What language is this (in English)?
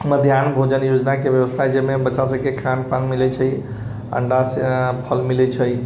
Maithili